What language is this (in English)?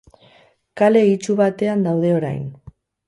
Basque